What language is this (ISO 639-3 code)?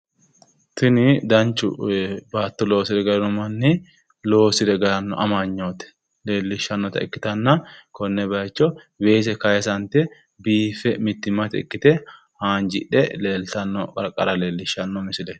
sid